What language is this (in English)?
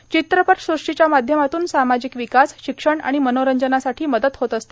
Marathi